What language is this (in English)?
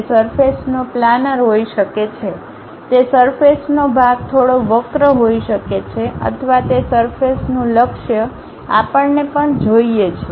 Gujarati